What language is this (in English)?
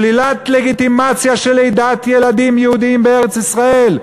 Hebrew